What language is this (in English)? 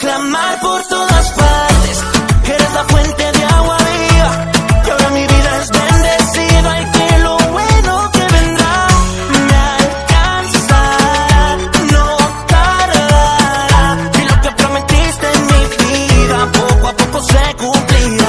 Spanish